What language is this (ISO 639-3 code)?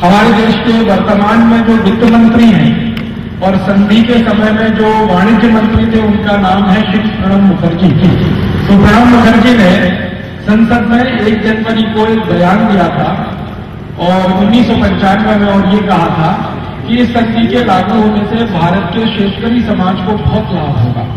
hin